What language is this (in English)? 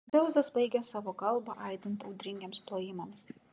Lithuanian